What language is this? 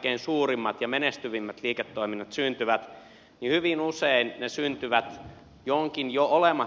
Finnish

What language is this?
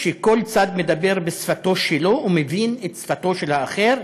Hebrew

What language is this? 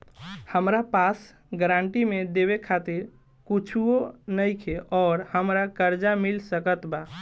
Bhojpuri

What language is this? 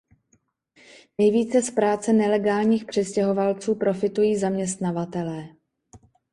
Czech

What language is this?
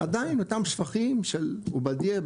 Hebrew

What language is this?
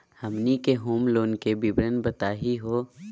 Magahi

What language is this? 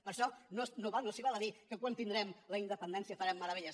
Catalan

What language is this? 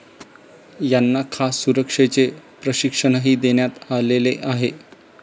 Marathi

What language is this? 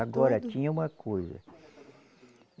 Portuguese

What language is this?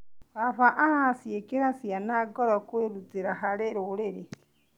Kikuyu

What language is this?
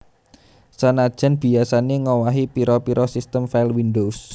Javanese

